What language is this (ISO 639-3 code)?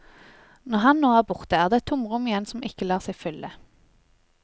nor